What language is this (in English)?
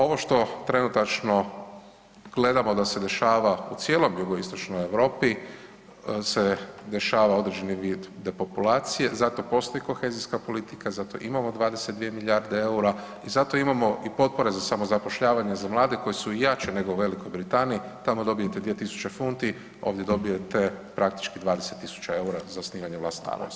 Croatian